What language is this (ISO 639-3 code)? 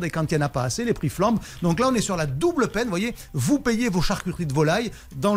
fra